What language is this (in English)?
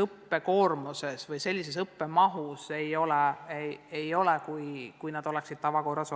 Estonian